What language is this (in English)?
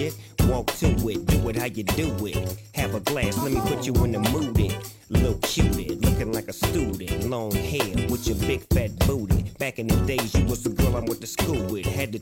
Turkish